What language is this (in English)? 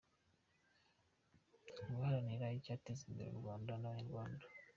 Kinyarwanda